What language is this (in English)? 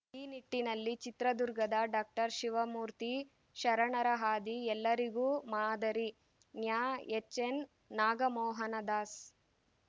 Kannada